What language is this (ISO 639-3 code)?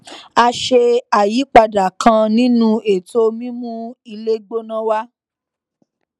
yor